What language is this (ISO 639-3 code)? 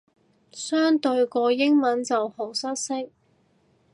yue